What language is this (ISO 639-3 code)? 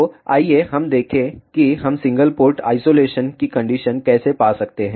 hin